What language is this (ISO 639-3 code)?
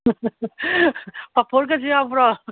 mni